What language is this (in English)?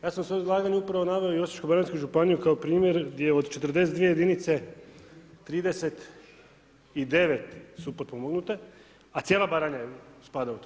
Croatian